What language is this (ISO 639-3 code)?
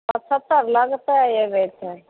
mai